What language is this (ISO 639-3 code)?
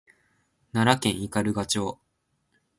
jpn